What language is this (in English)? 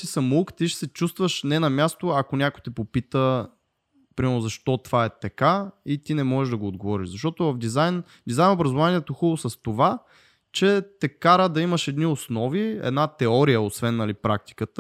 Bulgarian